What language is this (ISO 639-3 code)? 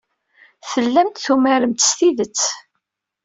kab